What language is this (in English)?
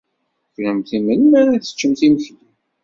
Kabyle